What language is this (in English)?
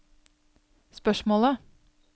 Norwegian